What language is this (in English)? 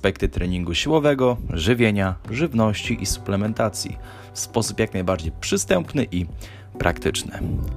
Polish